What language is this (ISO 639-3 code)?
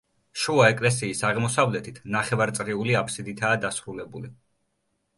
kat